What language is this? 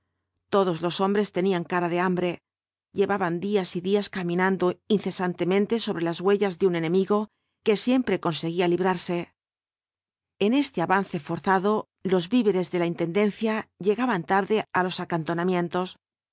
Spanish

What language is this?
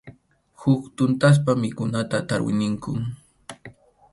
Arequipa-La Unión Quechua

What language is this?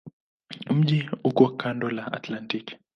Swahili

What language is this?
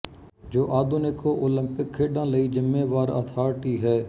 Punjabi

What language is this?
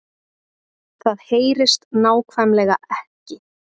Icelandic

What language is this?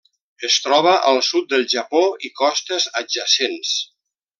Catalan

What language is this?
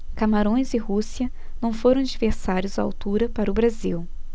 Portuguese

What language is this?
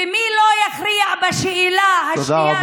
Hebrew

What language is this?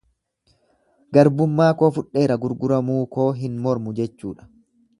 Oromo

